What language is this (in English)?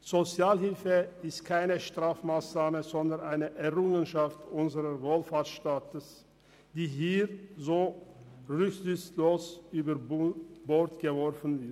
Swiss German